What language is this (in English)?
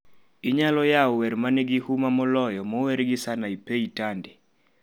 Luo (Kenya and Tanzania)